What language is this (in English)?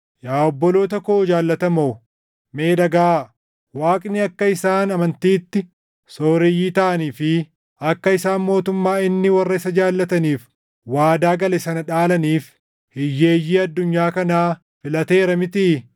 Oromo